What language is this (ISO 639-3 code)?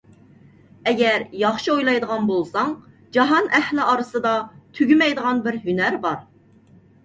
uig